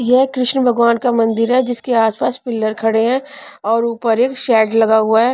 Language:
Hindi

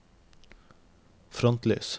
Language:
Norwegian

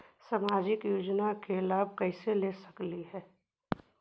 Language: Magahi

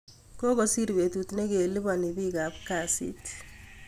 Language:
Kalenjin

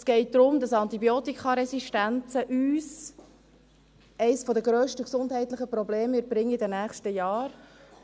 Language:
Swiss German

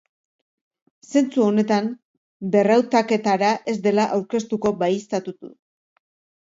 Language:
Basque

